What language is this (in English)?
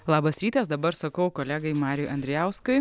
Lithuanian